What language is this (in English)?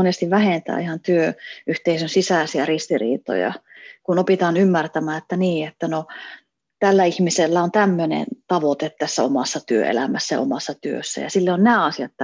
Finnish